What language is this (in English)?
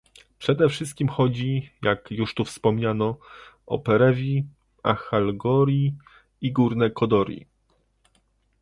Polish